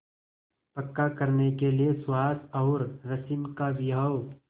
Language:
Hindi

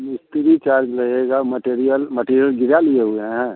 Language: Hindi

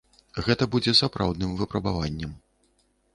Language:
Belarusian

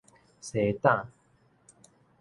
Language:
Min Nan Chinese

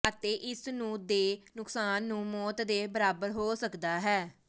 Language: Punjabi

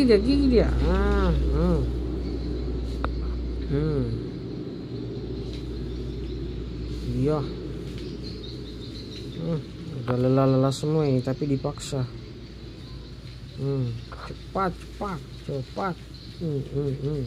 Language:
Indonesian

